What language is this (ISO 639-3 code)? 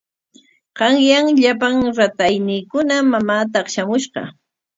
qwa